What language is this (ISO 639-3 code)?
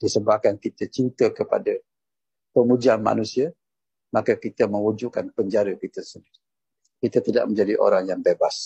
msa